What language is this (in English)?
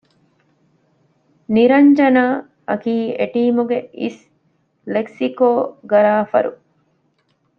Divehi